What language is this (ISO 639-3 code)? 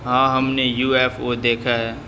urd